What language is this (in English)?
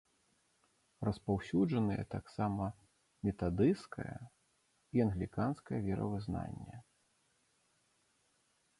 Belarusian